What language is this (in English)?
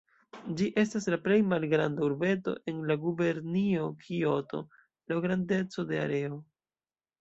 Esperanto